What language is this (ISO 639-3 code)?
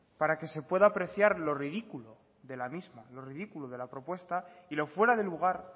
spa